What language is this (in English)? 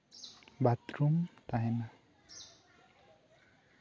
Santali